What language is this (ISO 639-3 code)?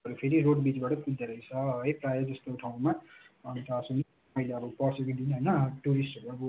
nep